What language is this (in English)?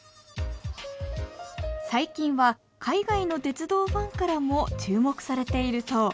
Japanese